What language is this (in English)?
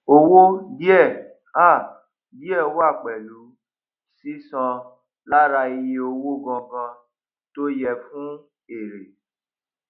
Yoruba